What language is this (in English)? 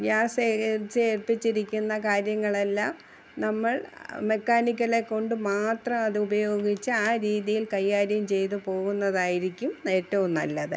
Malayalam